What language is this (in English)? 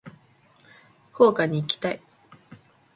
Japanese